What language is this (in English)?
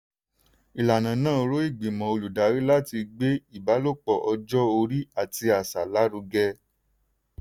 Yoruba